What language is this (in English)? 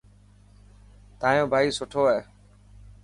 Dhatki